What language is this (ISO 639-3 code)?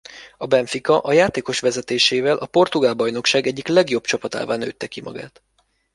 hun